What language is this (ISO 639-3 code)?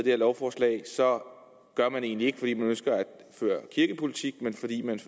dan